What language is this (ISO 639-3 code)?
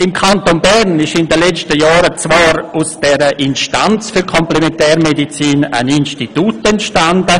gsw